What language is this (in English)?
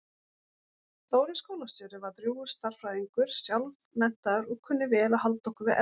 Icelandic